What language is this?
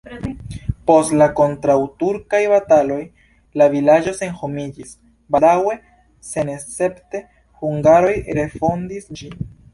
Esperanto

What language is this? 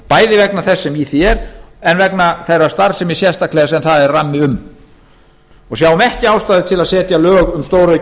Icelandic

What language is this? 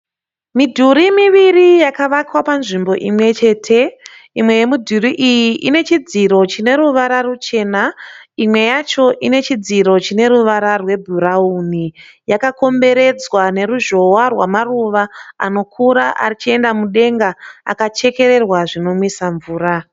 Shona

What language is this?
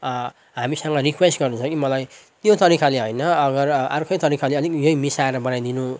Nepali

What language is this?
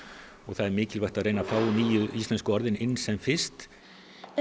Icelandic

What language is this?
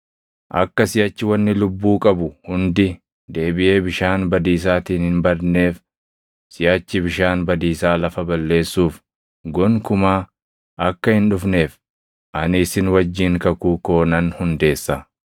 Oromo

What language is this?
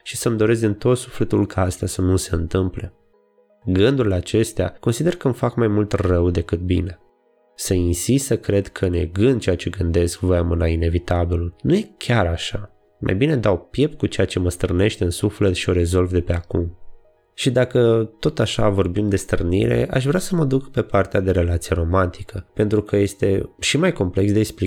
Romanian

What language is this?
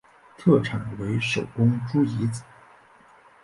Chinese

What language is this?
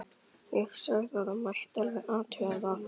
Icelandic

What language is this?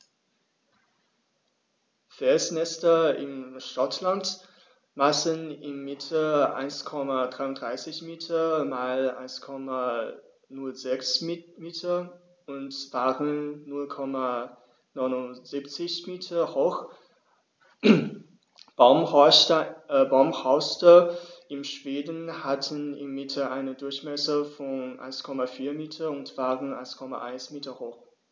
German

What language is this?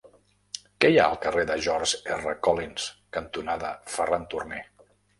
Catalan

